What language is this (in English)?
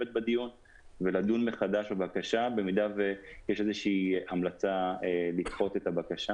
Hebrew